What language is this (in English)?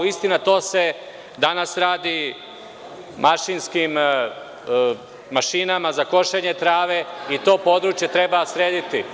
Serbian